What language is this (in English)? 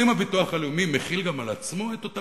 Hebrew